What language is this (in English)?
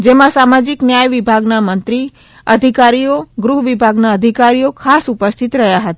Gujarati